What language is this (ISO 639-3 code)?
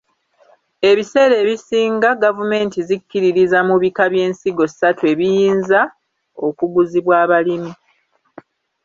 lug